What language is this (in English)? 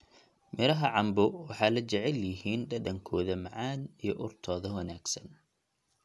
Somali